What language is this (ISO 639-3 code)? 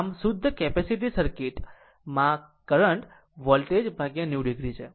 guj